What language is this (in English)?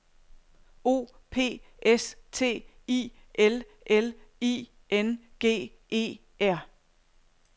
Danish